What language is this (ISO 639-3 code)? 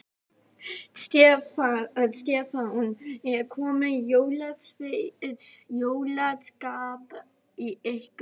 isl